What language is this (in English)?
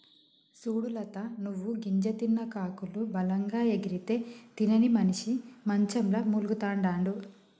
Telugu